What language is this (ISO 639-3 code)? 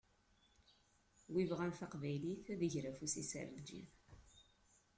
kab